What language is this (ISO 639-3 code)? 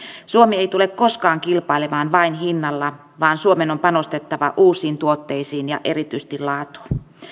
fin